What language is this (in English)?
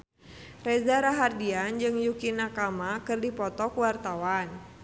Sundanese